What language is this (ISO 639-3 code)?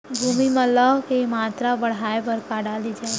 hne